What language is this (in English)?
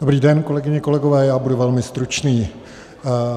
Czech